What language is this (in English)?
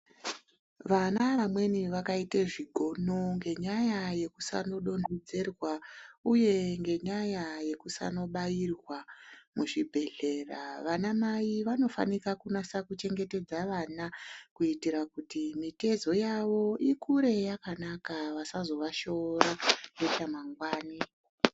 Ndau